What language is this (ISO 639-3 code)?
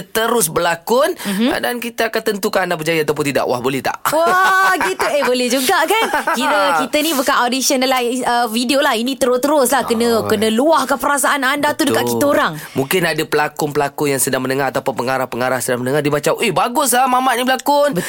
msa